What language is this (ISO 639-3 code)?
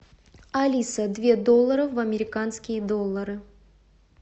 rus